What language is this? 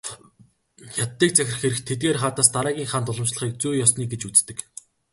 Mongolian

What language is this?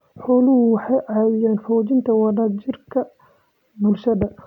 Somali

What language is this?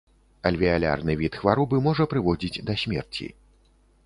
Belarusian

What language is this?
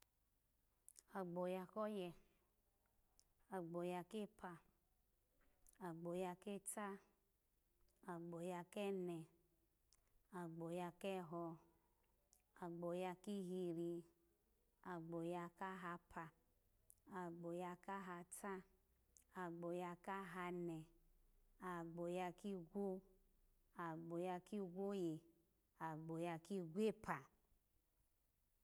Alago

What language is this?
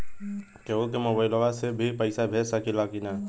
Bhojpuri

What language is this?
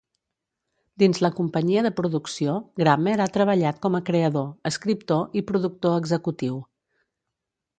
Catalan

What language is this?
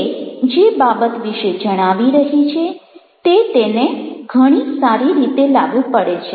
Gujarati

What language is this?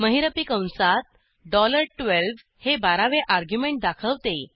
Marathi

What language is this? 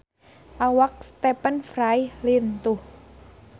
Sundanese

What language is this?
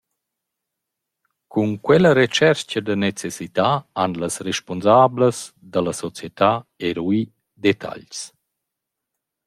Romansh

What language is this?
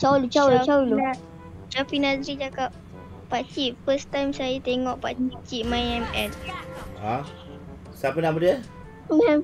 Malay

